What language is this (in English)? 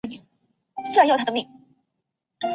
Chinese